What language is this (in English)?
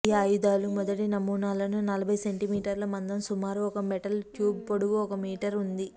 Telugu